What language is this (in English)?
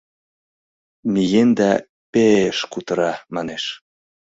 Mari